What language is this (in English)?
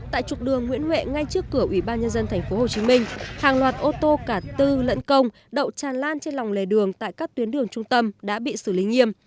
Vietnamese